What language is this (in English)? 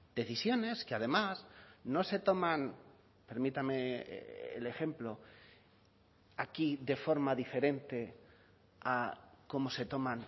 Spanish